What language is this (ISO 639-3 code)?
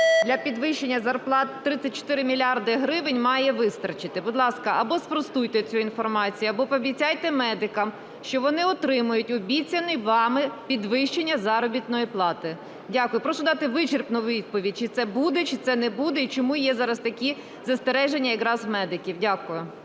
ukr